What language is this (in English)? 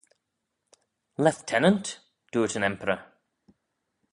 Manx